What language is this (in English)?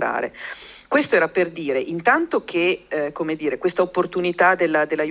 Italian